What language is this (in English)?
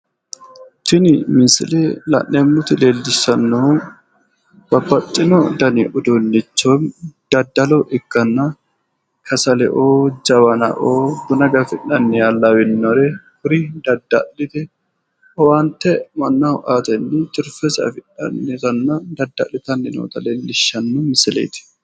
Sidamo